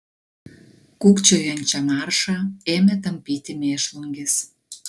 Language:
Lithuanian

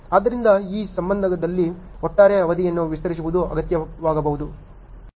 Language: Kannada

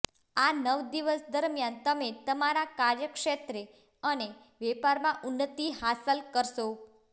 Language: Gujarati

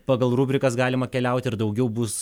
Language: Lithuanian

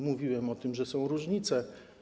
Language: Polish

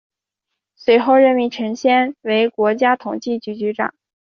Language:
Chinese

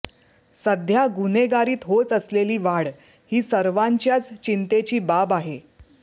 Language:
Marathi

